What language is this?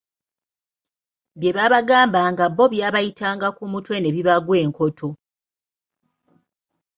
Ganda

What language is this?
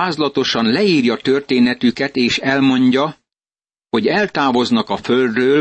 Hungarian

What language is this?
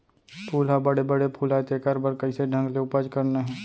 Chhattisgarhi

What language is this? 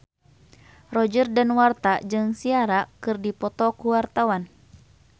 Sundanese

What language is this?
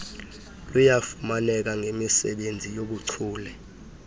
Xhosa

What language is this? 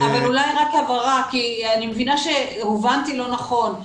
Hebrew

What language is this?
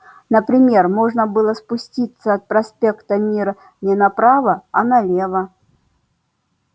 Russian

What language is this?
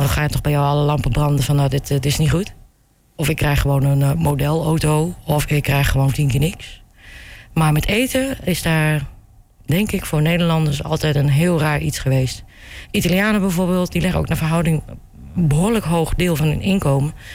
Dutch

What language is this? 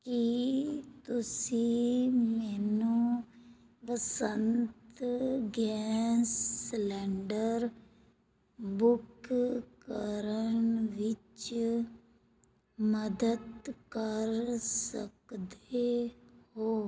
Punjabi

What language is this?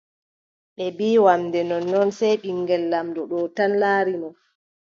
Adamawa Fulfulde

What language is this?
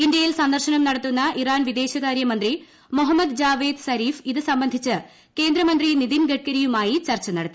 Malayalam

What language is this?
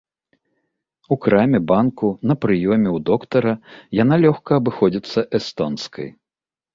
Belarusian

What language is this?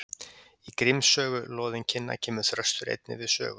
Icelandic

